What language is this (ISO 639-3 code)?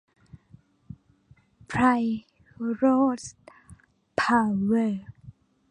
tha